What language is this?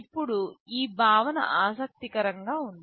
Telugu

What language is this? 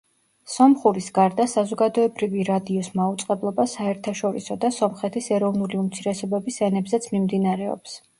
Georgian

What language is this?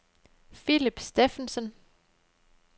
Danish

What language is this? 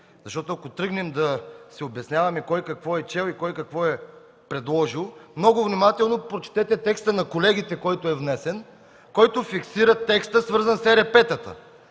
Bulgarian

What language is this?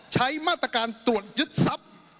Thai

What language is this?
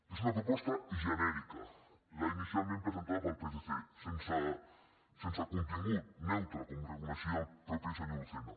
Catalan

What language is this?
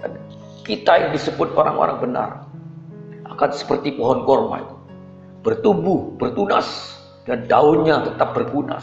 Indonesian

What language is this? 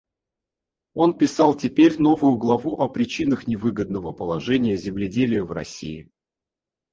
Russian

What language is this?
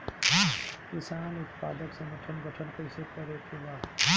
Bhojpuri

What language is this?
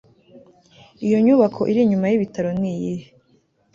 Kinyarwanda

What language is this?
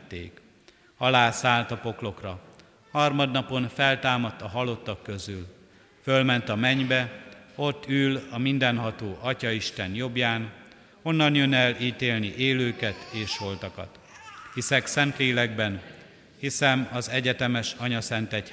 Hungarian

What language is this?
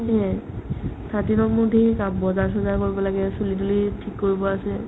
Assamese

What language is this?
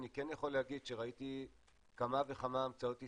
Hebrew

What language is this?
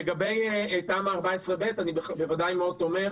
Hebrew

